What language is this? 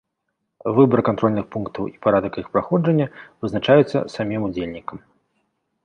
Belarusian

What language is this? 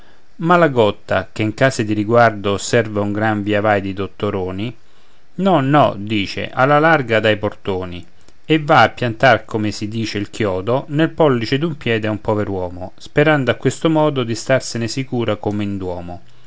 Italian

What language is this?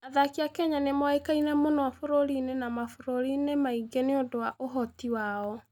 Kikuyu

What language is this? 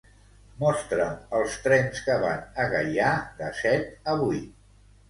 Catalan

